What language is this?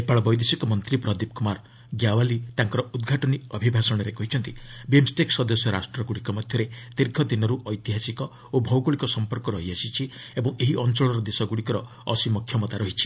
Odia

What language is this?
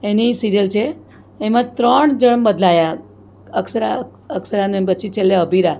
Gujarati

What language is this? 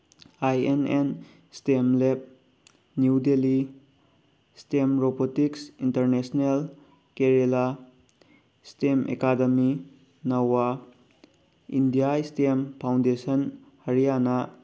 Manipuri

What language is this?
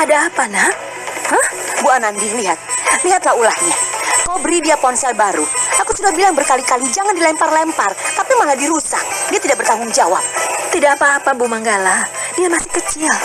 Indonesian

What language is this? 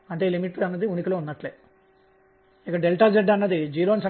Telugu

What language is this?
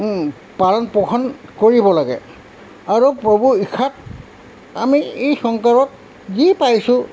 Assamese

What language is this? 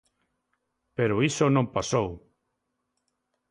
Galician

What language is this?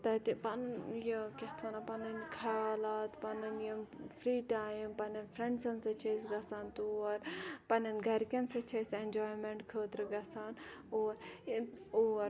Kashmiri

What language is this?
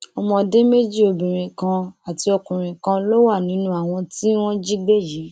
Yoruba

